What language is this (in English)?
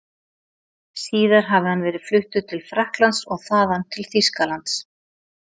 Icelandic